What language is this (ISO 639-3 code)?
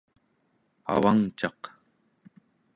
esu